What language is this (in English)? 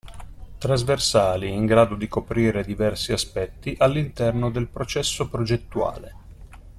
Italian